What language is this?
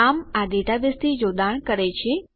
Gujarati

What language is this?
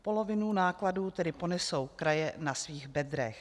Czech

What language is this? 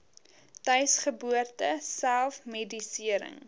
Afrikaans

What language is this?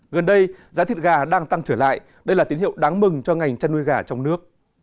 Vietnamese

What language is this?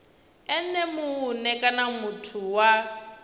Venda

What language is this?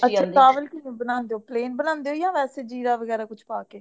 Punjabi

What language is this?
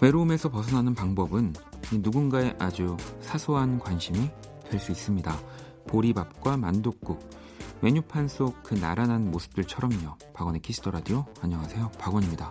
Korean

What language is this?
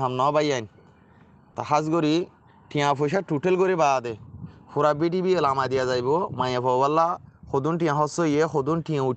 Bangla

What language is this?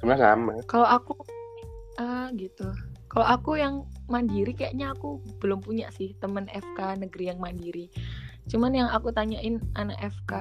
Indonesian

